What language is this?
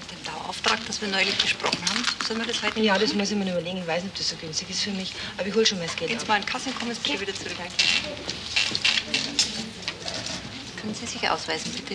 German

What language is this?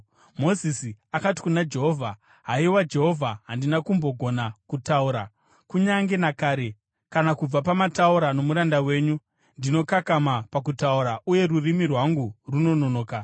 Shona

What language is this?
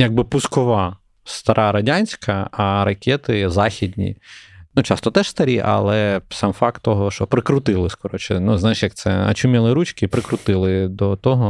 Ukrainian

